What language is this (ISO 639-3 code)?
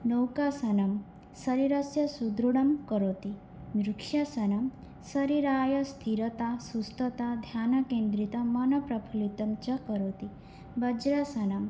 san